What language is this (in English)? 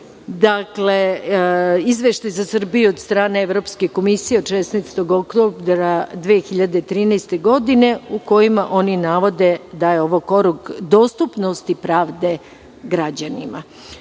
Serbian